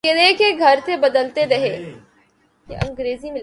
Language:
Urdu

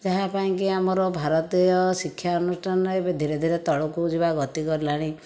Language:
Odia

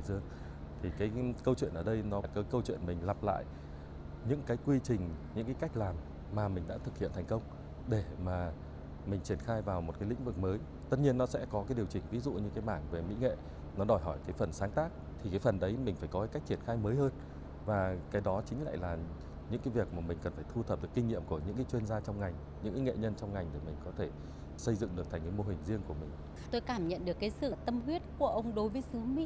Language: Vietnamese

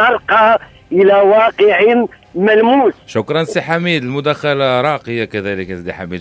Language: Arabic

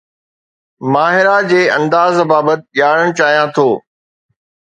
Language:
Sindhi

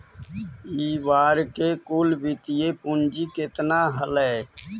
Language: Magahi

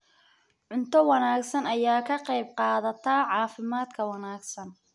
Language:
Somali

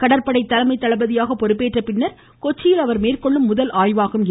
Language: Tamil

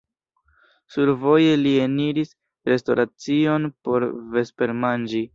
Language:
Esperanto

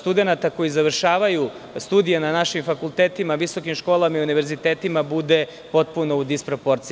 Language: Serbian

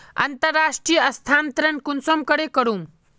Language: Magahi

